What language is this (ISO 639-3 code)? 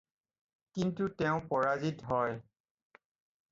asm